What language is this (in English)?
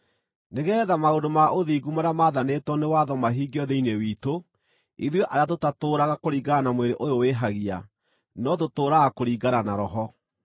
Kikuyu